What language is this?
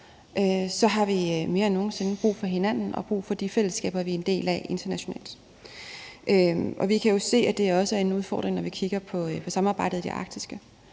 Danish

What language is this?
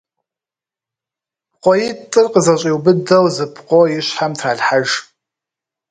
Kabardian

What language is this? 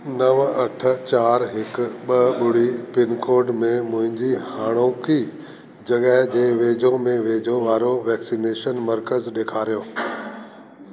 Sindhi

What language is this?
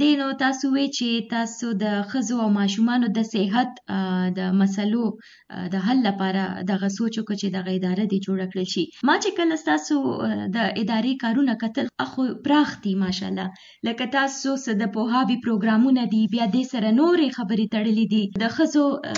Urdu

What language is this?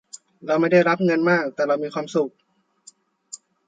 Thai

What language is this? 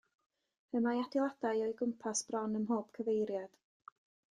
Welsh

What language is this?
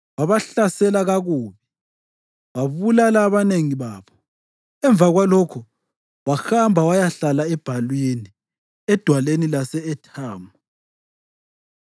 North Ndebele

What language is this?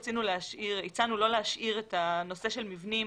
Hebrew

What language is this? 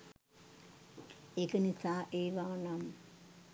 Sinhala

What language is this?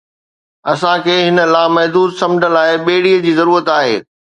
Sindhi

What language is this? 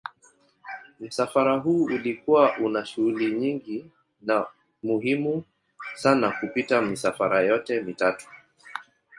Swahili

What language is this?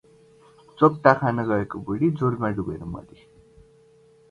Nepali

